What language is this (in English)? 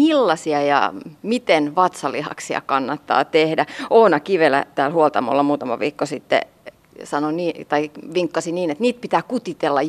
Finnish